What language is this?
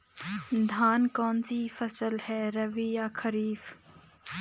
Hindi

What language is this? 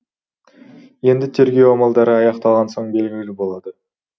Kazakh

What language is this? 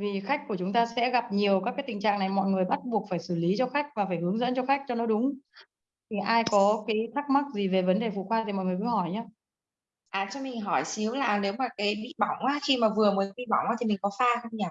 Vietnamese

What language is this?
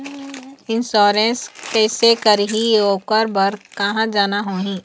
Chhattisgarhi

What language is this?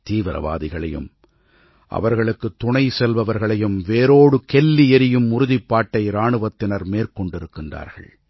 Tamil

